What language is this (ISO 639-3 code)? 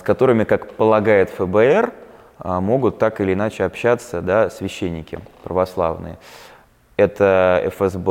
rus